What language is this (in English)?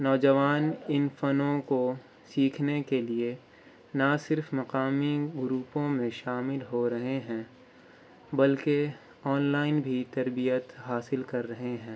Urdu